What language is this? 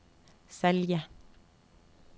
Norwegian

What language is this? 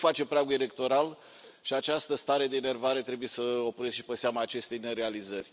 Romanian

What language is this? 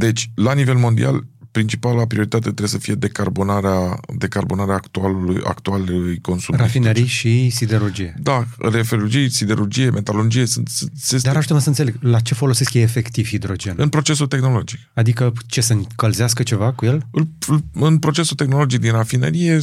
Romanian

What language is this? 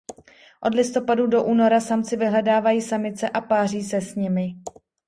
Czech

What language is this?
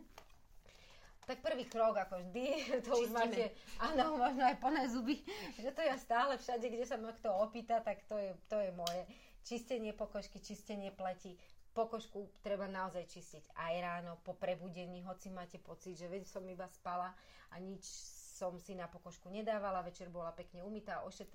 Slovak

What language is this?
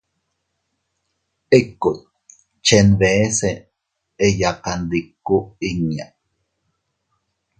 Teutila Cuicatec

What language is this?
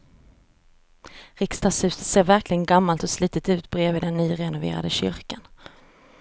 Swedish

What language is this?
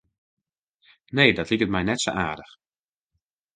Western Frisian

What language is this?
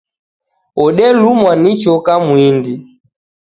Taita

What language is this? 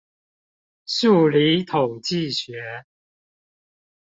Chinese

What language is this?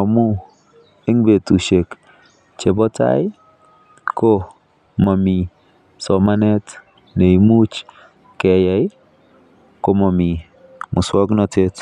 Kalenjin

